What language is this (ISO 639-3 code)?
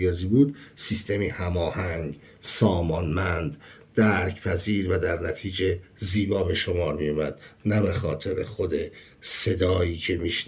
fas